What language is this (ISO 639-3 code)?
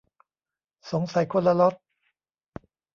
tha